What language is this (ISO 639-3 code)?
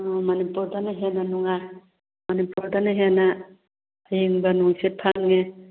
mni